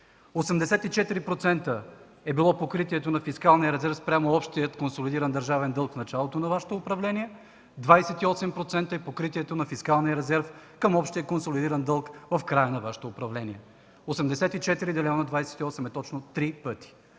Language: Bulgarian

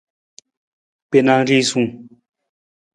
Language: Nawdm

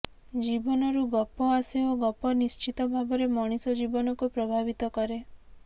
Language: Odia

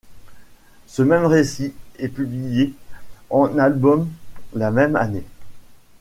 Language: French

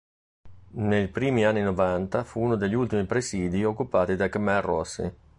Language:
Italian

